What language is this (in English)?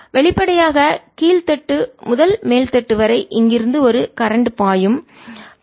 Tamil